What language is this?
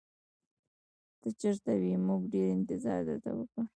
Pashto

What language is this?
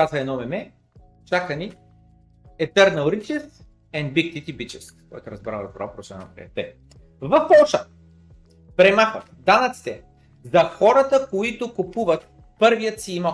Bulgarian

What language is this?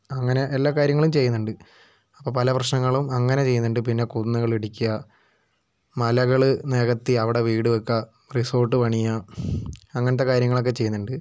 Malayalam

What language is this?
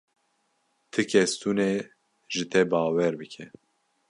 Kurdish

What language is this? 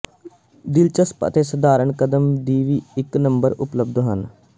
Punjabi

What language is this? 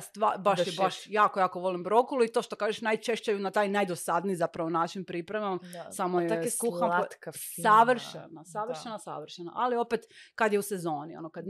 Croatian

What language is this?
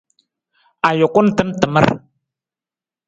Nawdm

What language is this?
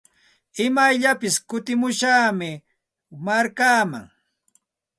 Santa Ana de Tusi Pasco Quechua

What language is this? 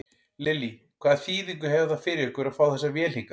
Icelandic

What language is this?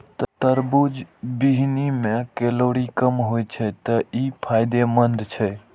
Maithili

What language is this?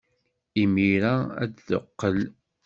Kabyle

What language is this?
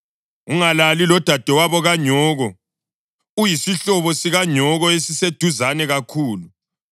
North Ndebele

